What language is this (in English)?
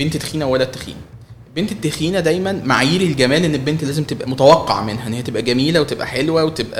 Arabic